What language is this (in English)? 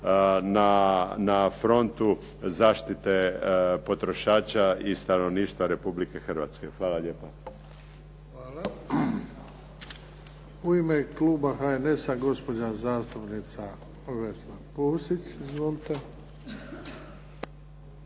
Croatian